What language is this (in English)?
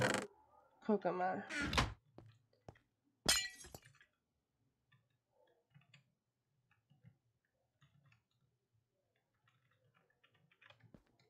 German